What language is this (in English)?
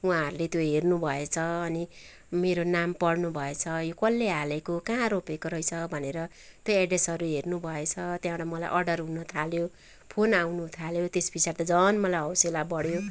Nepali